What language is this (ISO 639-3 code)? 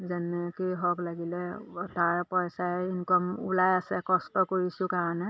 asm